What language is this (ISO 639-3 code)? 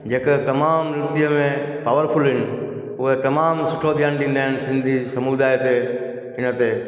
snd